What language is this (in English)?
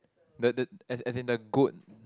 English